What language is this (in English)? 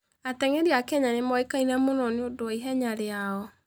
Kikuyu